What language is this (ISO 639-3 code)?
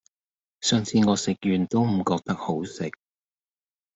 yue